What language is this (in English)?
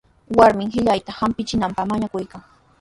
Sihuas Ancash Quechua